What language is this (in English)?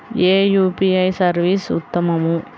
Telugu